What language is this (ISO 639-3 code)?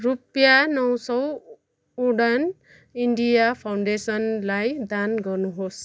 nep